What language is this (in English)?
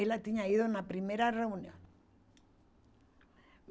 Portuguese